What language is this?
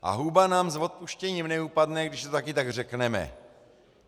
Czech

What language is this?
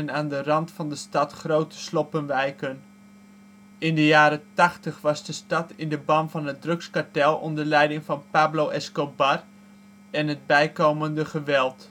Dutch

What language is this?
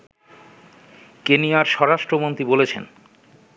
Bangla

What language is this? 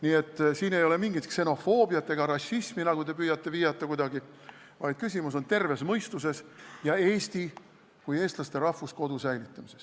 Estonian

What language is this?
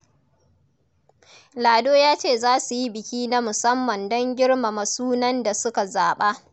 Hausa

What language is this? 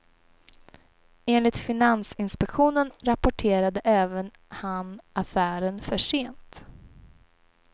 Swedish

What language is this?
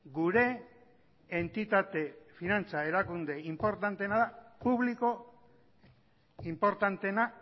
Basque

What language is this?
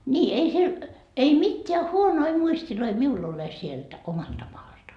Finnish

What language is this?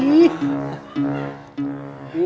Indonesian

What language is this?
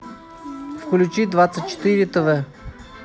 Russian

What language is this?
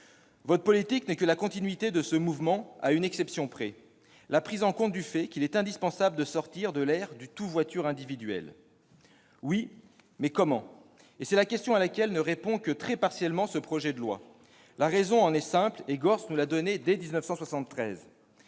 French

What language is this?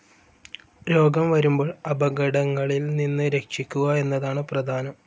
Malayalam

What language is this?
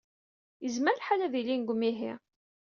Kabyle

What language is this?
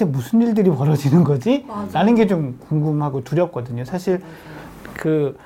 Korean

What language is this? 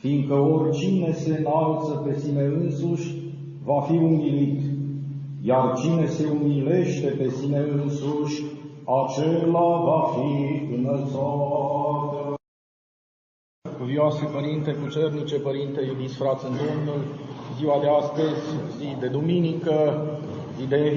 Romanian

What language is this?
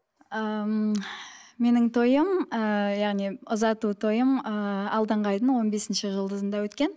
Kazakh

